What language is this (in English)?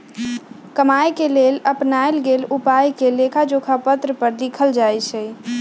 Magahi